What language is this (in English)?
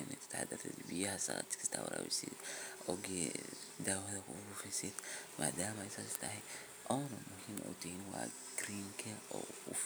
Somali